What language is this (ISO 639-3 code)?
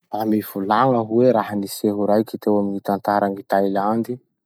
msh